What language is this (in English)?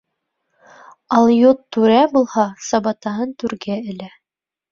Bashkir